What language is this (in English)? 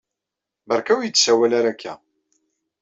Kabyle